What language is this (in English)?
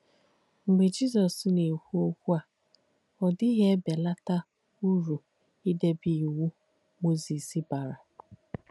Igbo